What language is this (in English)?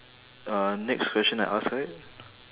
English